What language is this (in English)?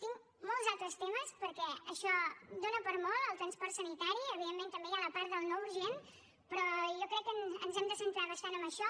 Catalan